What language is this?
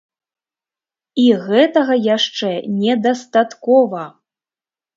Belarusian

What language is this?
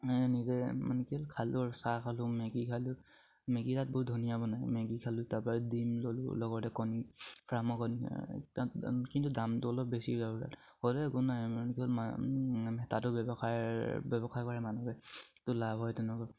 Assamese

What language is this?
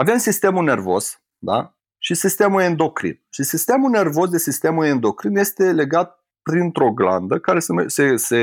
Romanian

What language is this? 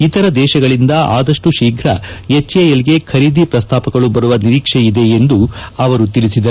Kannada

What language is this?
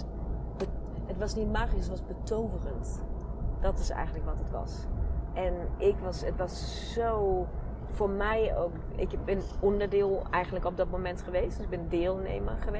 Dutch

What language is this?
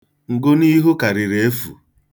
Igbo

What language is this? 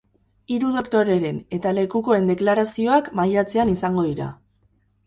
Basque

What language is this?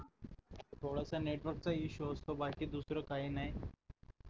Marathi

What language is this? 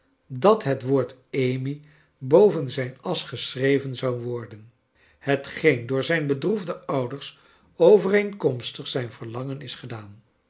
Dutch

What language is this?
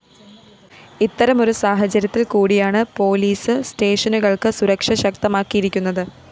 Malayalam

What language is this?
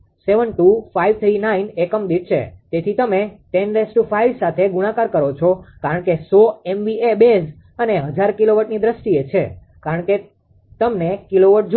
Gujarati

